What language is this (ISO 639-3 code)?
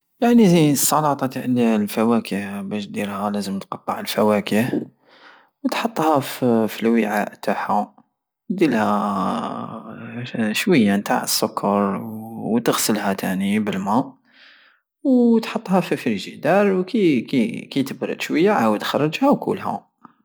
aao